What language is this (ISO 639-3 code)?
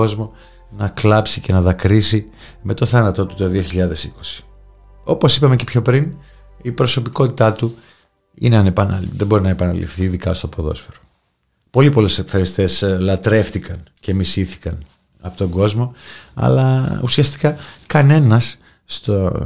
ell